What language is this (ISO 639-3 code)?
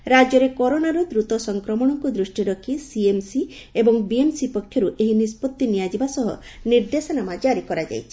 ori